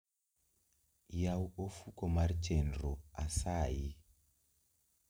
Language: Luo (Kenya and Tanzania)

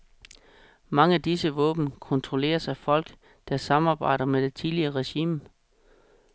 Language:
Danish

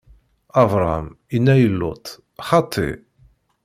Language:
Kabyle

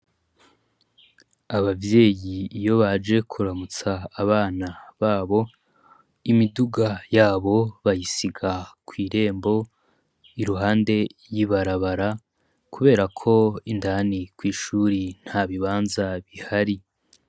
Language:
Rundi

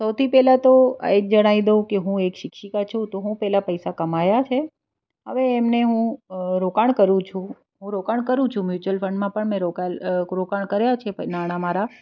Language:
Gujarati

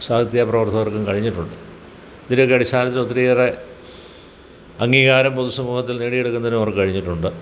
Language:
Malayalam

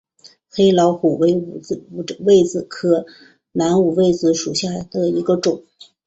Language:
Chinese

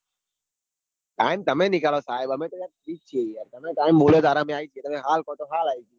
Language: Gujarati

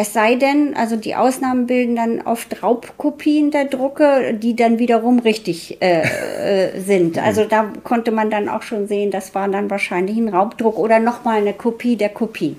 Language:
German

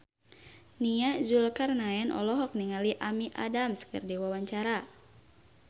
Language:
Sundanese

